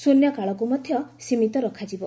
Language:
Odia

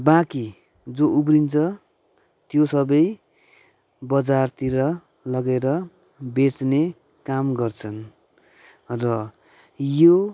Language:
Nepali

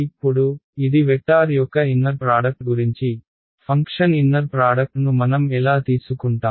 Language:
Telugu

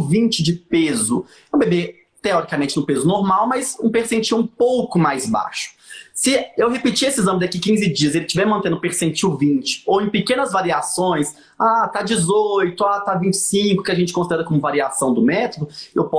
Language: Portuguese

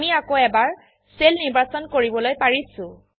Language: Assamese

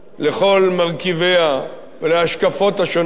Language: Hebrew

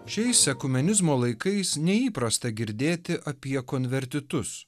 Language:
Lithuanian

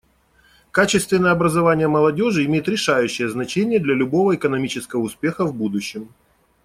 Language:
Russian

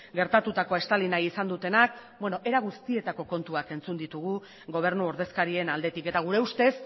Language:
Basque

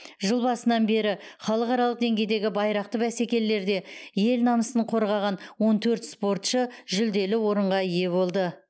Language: Kazakh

